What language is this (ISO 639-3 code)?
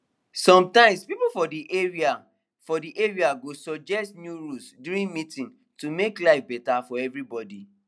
pcm